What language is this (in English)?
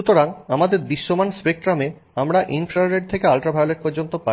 Bangla